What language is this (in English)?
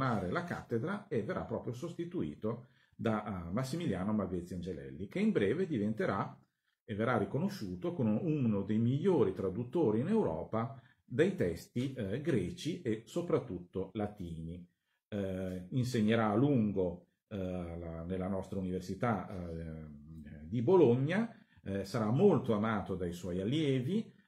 Italian